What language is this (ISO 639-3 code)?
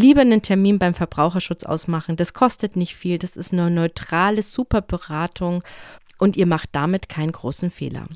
deu